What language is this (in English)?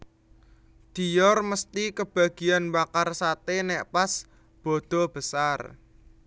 Javanese